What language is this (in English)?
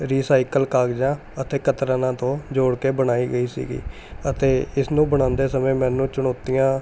Punjabi